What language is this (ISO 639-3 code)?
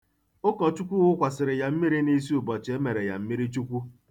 ibo